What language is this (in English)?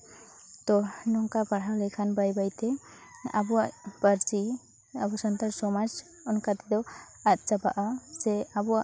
Santali